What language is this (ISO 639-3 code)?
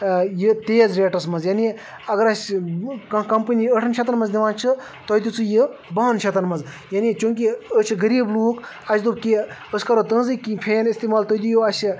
kas